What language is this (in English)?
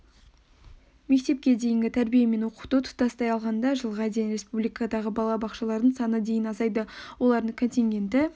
Kazakh